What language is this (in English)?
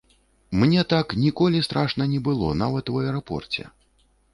Belarusian